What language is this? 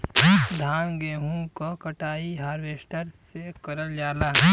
Bhojpuri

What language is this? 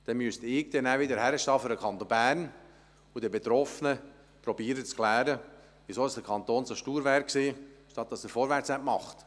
Swiss German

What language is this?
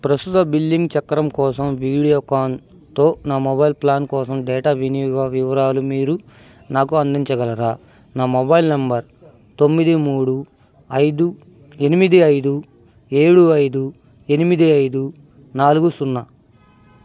Telugu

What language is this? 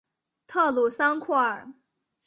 Chinese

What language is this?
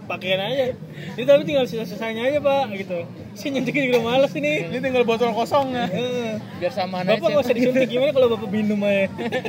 Indonesian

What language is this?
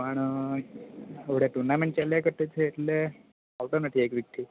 Gujarati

